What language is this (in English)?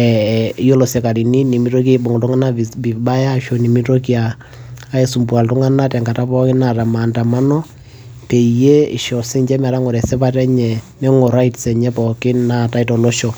Masai